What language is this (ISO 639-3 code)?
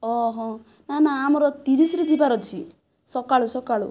ori